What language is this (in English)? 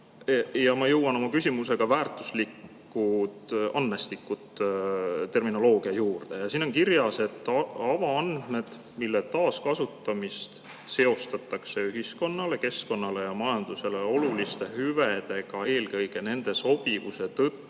Estonian